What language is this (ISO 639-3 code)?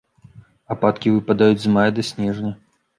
bel